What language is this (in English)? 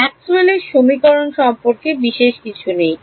Bangla